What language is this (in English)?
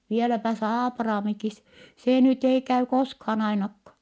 Finnish